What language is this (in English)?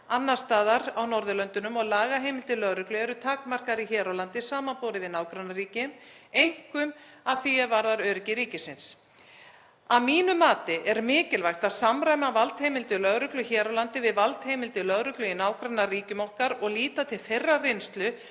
Icelandic